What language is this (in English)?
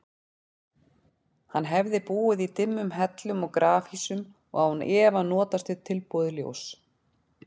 Icelandic